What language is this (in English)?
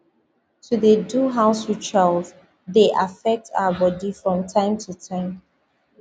Nigerian Pidgin